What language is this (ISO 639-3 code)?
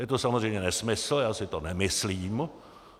ces